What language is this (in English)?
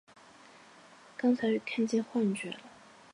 Chinese